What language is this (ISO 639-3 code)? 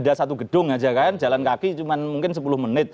ind